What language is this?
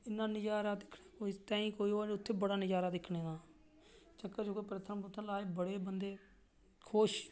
Dogri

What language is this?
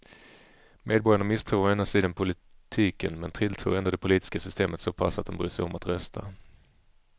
Swedish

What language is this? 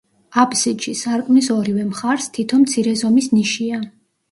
Georgian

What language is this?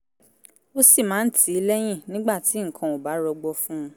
Yoruba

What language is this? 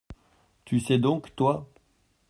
French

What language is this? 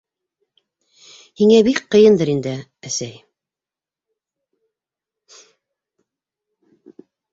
Bashkir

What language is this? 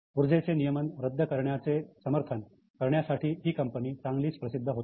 Marathi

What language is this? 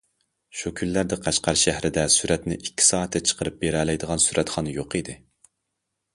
Uyghur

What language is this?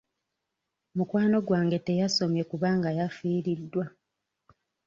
Ganda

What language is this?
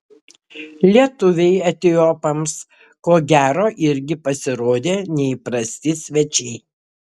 Lithuanian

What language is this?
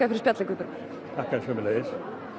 Icelandic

